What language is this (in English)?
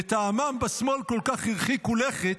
Hebrew